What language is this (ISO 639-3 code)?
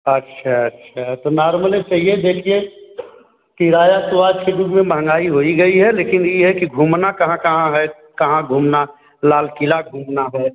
hin